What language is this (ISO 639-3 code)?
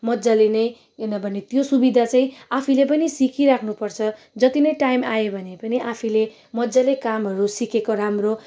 nep